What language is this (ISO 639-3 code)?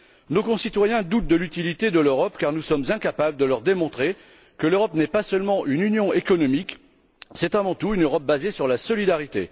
fra